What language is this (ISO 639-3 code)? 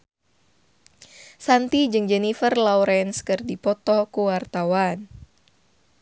sun